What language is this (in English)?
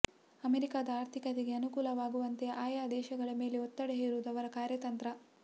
Kannada